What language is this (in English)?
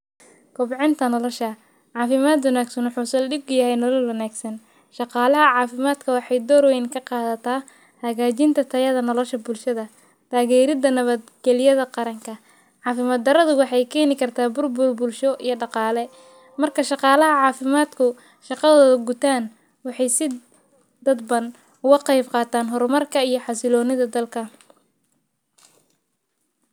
Somali